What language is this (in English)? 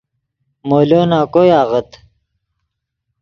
Yidgha